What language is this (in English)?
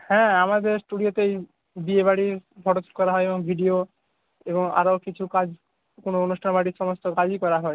Bangla